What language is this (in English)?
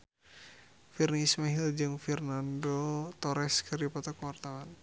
Sundanese